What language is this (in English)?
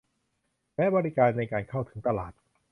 Thai